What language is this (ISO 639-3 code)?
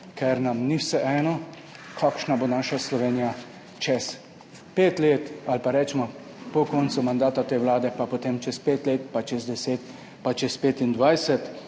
slv